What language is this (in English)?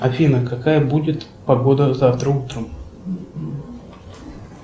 Russian